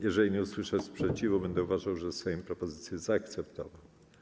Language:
Polish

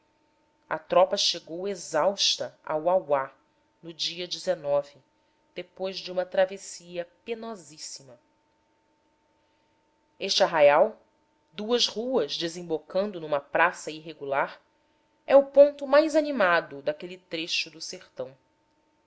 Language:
Portuguese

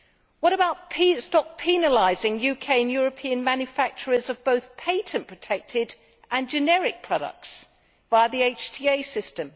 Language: English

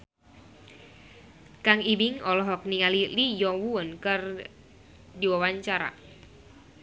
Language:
Sundanese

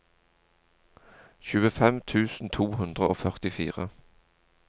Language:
Norwegian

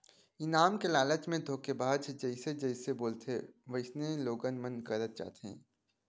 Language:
Chhattisgarhi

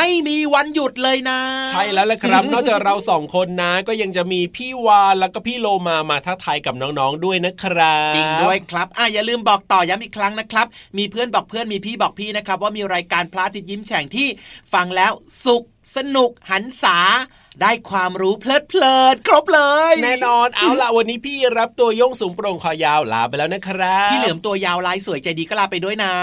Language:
Thai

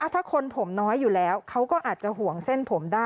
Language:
Thai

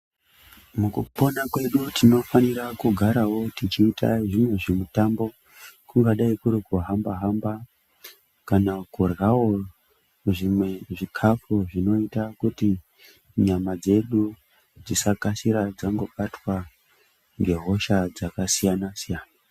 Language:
Ndau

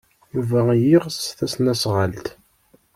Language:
Kabyle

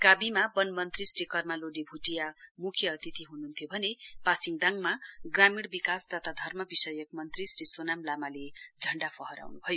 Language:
Nepali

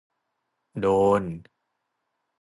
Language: Thai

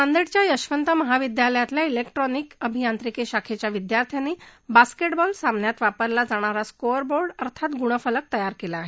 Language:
Marathi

